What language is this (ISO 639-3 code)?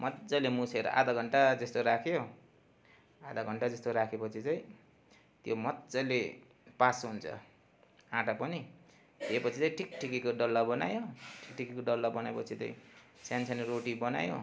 nep